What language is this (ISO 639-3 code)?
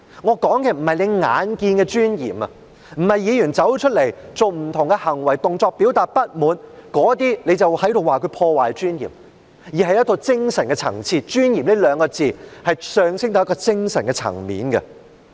yue